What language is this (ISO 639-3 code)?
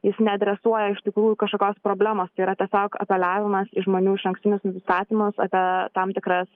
lit